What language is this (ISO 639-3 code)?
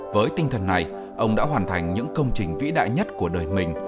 vie